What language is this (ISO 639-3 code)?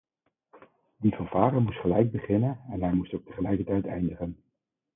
nld